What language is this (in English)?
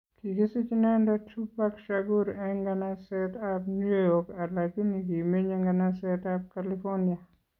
Kalenjin